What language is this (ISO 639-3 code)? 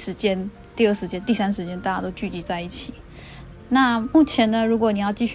zho